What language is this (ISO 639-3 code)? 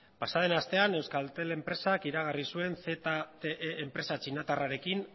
eus